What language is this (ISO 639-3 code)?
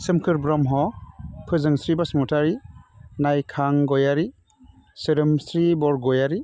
brx